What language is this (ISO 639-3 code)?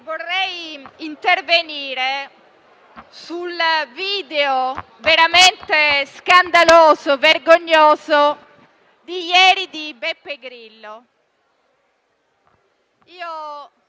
ita